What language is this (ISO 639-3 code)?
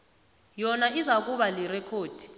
nbl